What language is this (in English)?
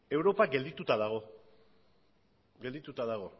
Basque